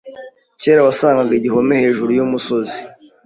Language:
Kinyarwanda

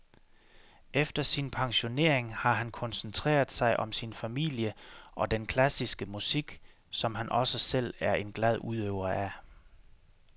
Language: Danish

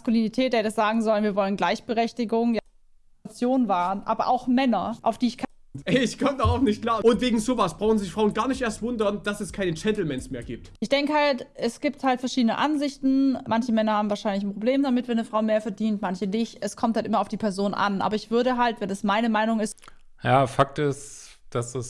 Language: German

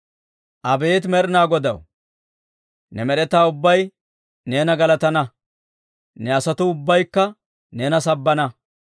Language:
Dawro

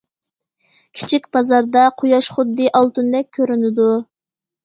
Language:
Uyghur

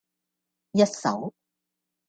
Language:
Cantonese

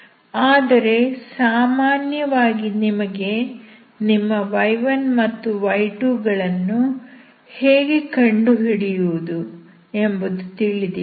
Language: Kannada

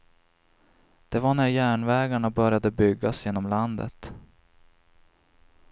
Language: Swedish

